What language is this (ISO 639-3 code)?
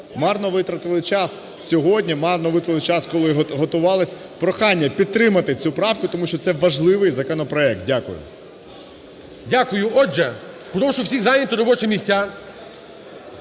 ukr